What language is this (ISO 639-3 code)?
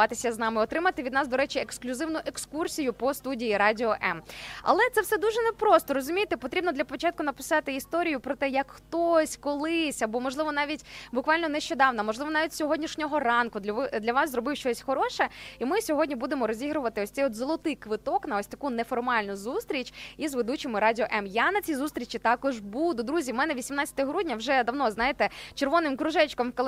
ukr